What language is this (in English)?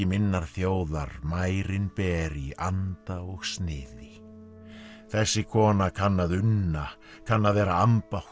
Icelandic